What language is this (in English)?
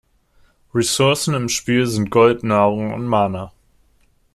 German